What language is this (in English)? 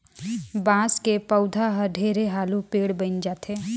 Chhattisgarhi